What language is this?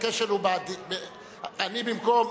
Hebrew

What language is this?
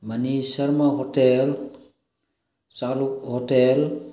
Manipuri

